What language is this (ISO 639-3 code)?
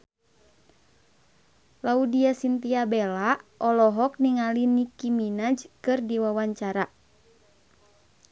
sun